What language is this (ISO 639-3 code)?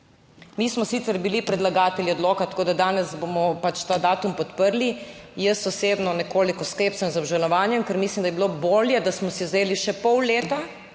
slv